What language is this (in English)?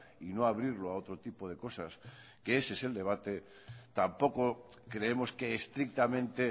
Spanish